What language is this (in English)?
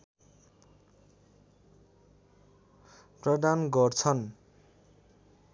Nepali